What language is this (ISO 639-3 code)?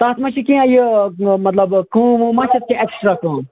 kas